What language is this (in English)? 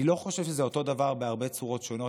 Hebrew